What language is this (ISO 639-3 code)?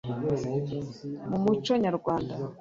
kin